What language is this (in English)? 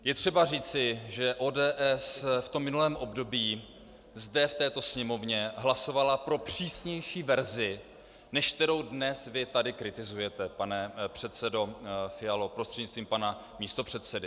Czech